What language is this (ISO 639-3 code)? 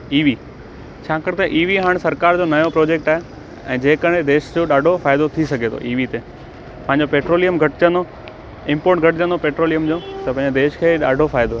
snd